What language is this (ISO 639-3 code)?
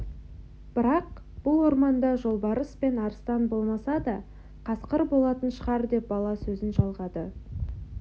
kaz